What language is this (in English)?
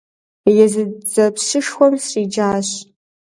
Kabardian